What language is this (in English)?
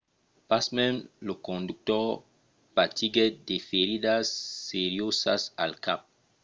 Occitan